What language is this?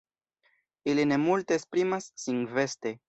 Esperanto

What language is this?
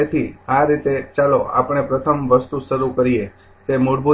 Gujarati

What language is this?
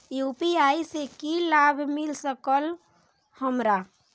Maithili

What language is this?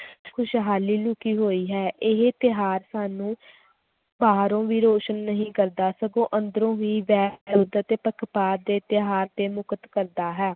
Punjabi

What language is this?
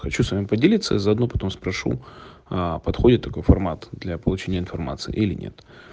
Russian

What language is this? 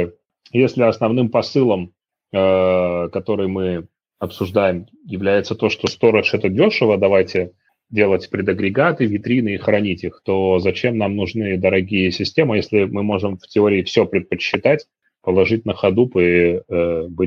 Russian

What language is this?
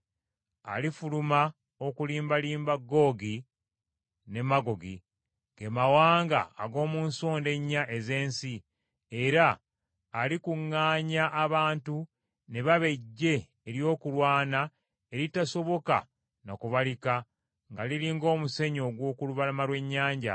Ganda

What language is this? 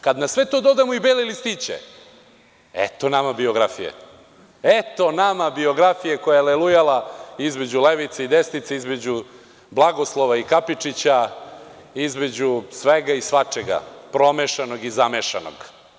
Serbian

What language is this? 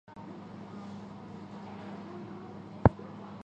Chinese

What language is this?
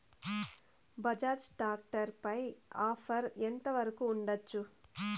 Telugu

